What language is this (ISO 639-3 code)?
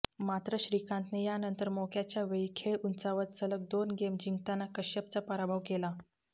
mar